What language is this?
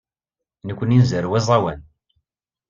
Kabyle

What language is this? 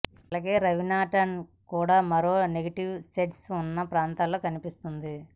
Telugu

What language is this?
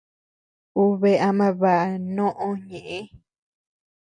Tepeuxila Cuicatec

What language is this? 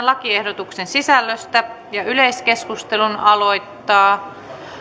Finnish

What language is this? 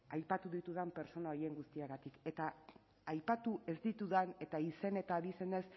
Basque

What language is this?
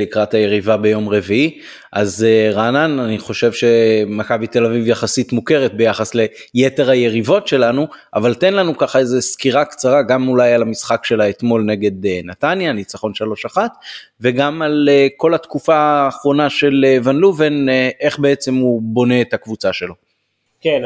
Hebrew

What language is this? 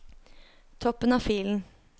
Norwegian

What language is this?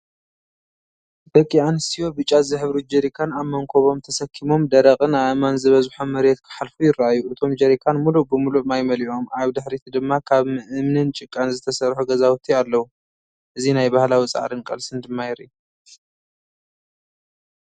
Tigrinya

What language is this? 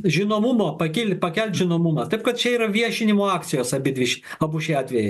Lithuanian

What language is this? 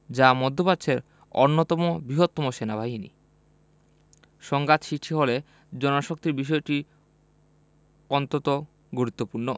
Bangla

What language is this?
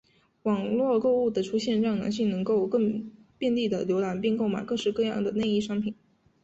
Chinese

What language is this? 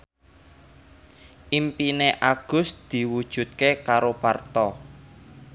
Javanese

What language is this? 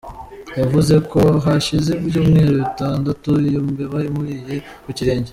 Kinyarwanda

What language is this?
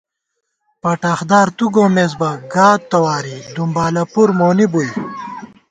Gawar-Bati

